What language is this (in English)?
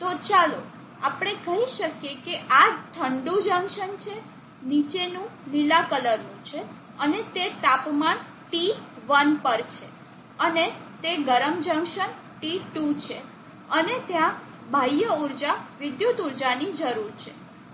Gujarati